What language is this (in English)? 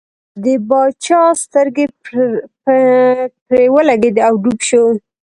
Pashto